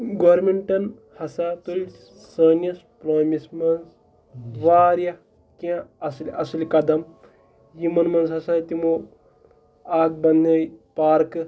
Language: Kashmiri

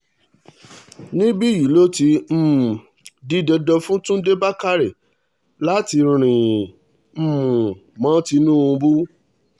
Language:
Yoruba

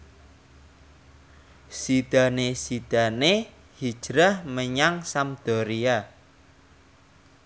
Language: Javanese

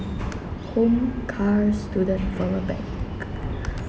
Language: English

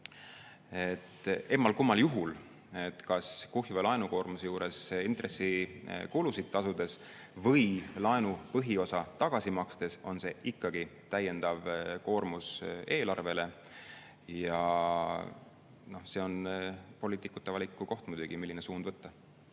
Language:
Estonian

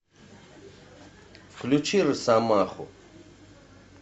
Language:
Russian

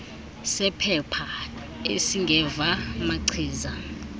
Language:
Xhosa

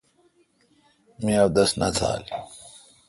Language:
Kalkoti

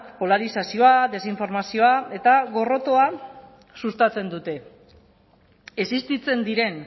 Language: Basque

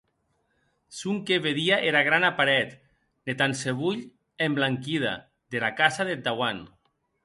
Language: Occitan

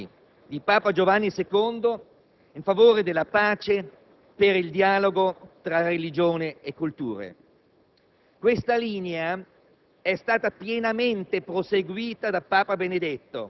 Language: Italian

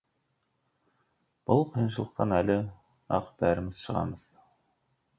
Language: Kazakh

